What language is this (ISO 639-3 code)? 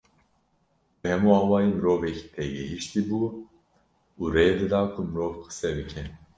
kur